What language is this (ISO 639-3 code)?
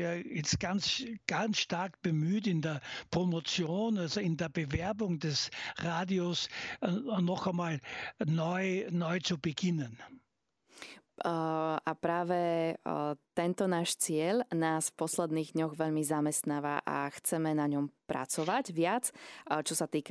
slk